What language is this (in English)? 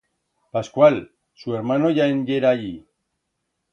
Aragonese